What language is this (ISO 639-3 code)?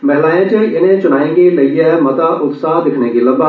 doi